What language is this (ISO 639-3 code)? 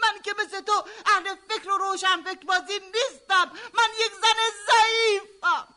fas